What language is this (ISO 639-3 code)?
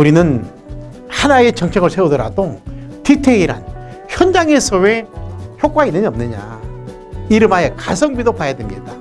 kor